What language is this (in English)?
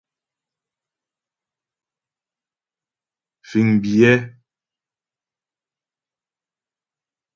Ghomala